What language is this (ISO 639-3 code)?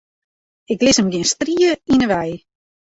fry